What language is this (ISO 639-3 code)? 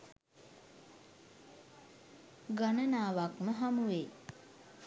sin